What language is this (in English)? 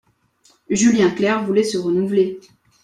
French